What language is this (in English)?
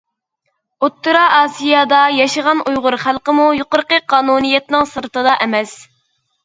Uyghur